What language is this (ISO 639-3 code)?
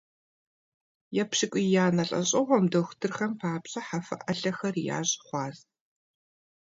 kbd